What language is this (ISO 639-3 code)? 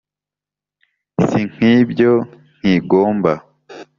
kin